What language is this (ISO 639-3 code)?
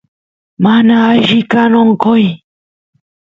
qus